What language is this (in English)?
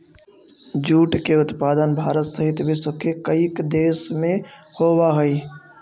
Magahi